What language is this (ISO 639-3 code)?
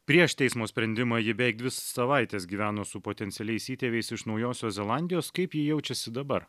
lit